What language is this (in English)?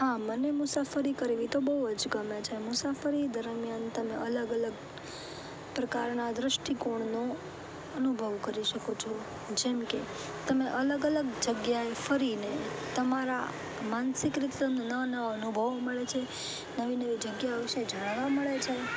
Gujarati